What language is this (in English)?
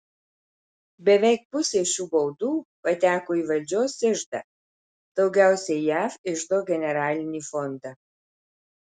Lithuanian